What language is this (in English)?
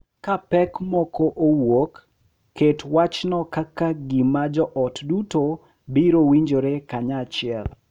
Luo (Kenya and Tanzania)